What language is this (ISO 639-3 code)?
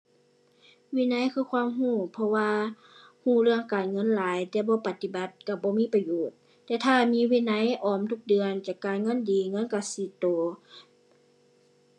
tha